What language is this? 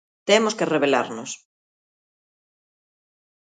Galician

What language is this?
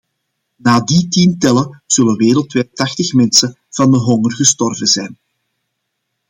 Dutch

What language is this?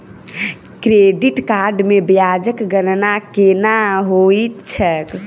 Maithili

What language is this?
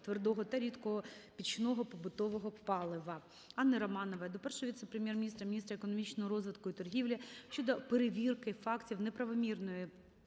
Ukrainian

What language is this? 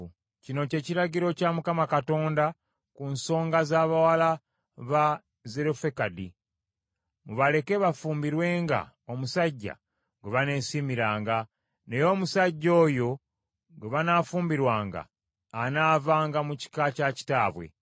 Ganda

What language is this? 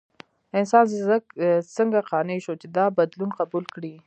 Pashto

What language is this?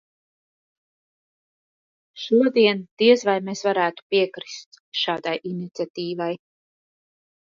Latvian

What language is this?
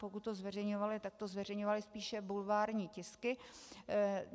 Czech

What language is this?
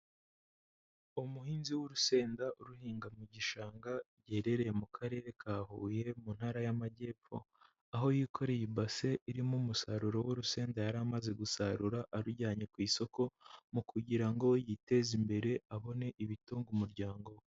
Kinyarwanda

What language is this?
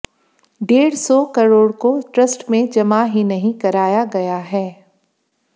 Hindi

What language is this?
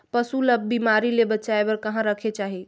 Chhattisgarhi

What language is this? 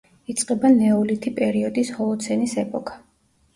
Georgian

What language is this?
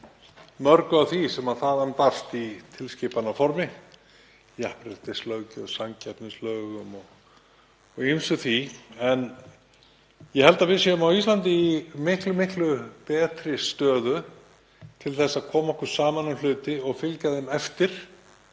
Icelandic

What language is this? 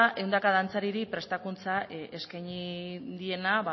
Basque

